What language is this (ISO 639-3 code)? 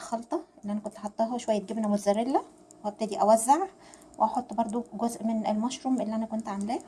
ara